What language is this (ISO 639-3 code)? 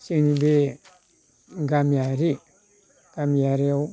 brx